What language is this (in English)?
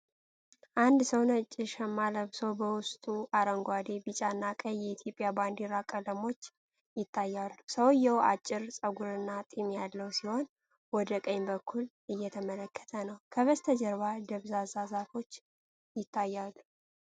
Amharic